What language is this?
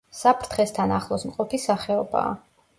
Georgian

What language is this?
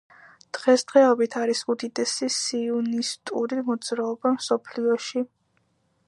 Georgian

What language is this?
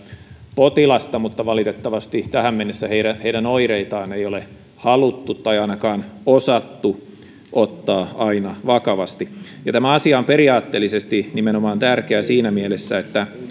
Finnish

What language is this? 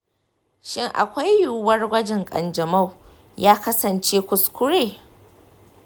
Hausa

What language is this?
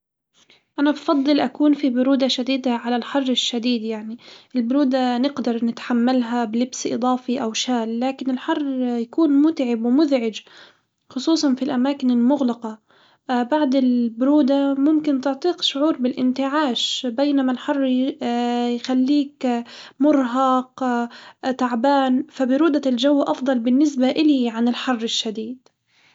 Hijazi Arabic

